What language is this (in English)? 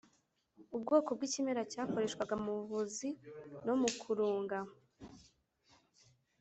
Kinyarwanda